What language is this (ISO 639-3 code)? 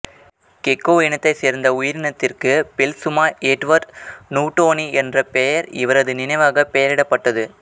tam